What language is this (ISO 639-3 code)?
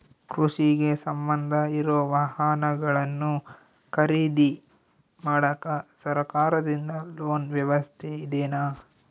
kan